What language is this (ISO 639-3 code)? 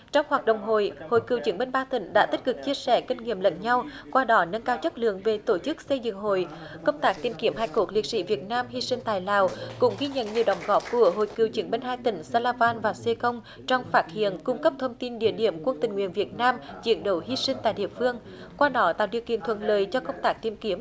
vie